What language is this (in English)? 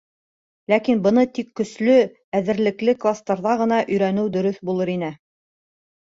Bashkir